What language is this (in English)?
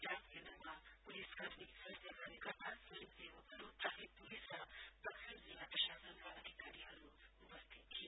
Nepali